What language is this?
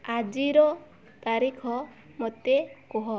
Odia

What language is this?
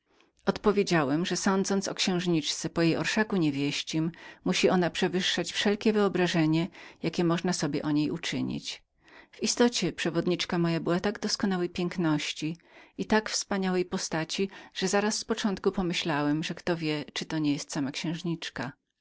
Polish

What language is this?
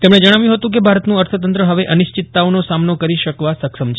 Gujarati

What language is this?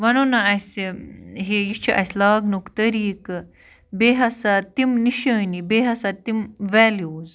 Kashmiri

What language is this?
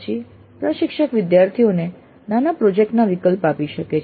Gujarati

